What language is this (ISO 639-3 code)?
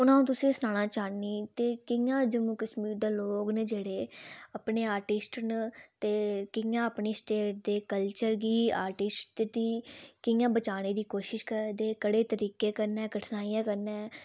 doi